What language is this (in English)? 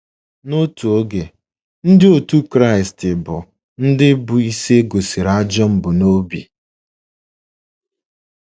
Igbo